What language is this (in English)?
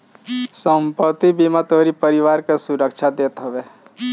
Bhojpuri